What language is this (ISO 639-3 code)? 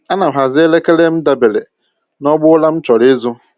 ibo